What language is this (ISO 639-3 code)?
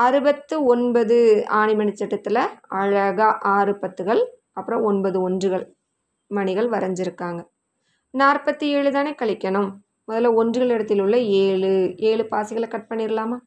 tam